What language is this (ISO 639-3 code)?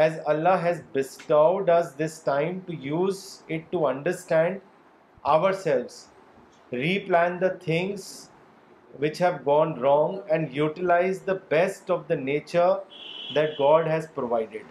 urd